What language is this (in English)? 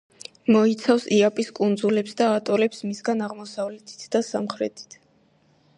Georgian